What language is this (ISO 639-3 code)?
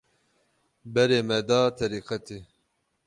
kur